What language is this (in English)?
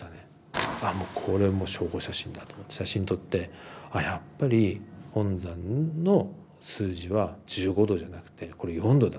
Japanese